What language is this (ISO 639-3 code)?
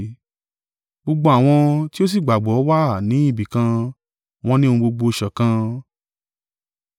yor